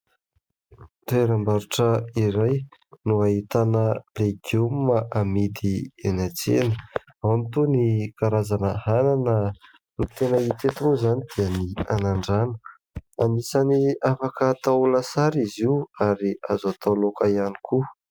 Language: Malagasy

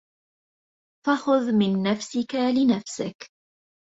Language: Arabic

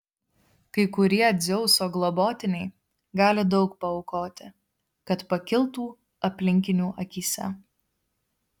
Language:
Lithuanian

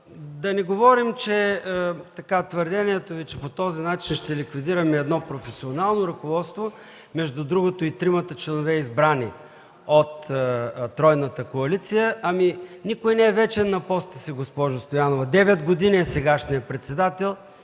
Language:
Bulgarian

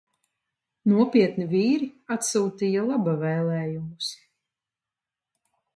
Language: Latvian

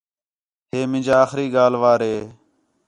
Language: Khetrani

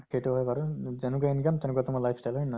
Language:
Assamese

